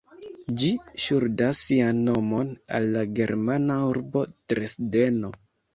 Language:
Esperanto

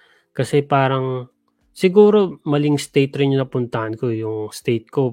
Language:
Filipino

